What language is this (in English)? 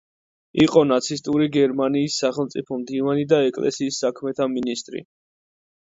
Georgian